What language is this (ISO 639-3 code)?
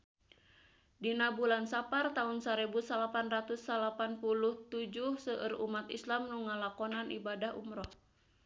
sun